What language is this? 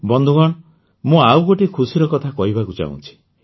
Odia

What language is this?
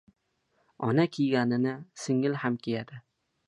Uzbek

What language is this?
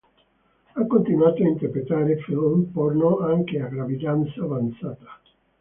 Italian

